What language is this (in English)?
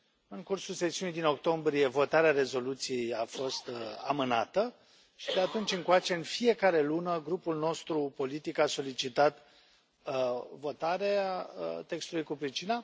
Romanian